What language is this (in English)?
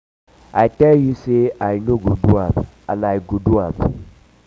Nigerian Pidgin